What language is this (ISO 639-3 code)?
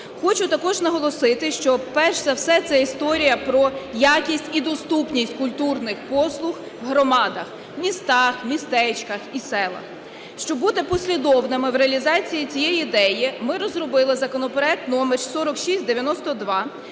ukr